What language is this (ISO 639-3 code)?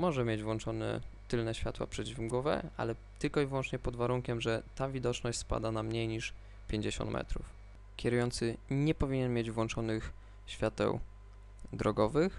pol